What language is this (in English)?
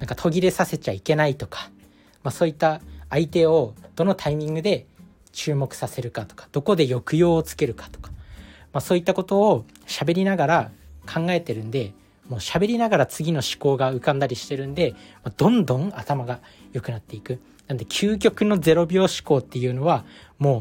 Japanese